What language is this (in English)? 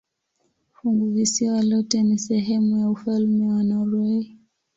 Swahili